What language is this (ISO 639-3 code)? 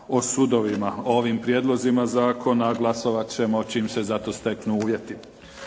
hrv